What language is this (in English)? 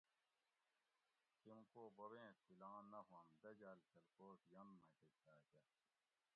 Gawri